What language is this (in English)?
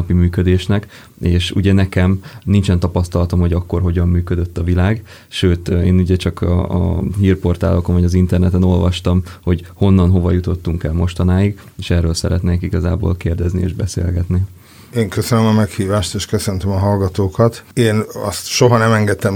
Hungarian